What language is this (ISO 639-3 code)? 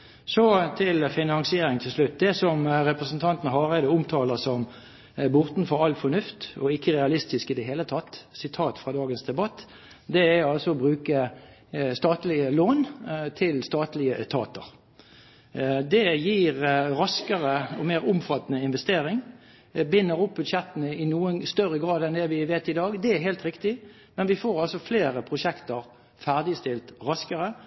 nob